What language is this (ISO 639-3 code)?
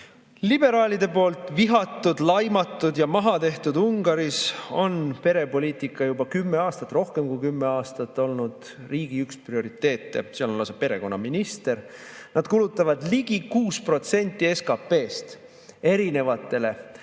est